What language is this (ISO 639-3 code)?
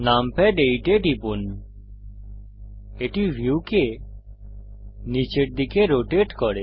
ben